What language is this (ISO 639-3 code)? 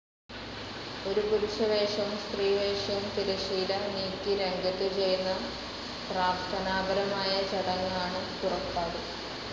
mal